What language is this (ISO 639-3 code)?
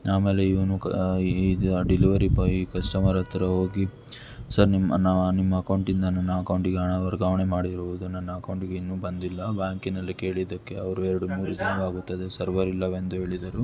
kan